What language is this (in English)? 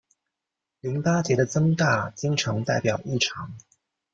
Chinese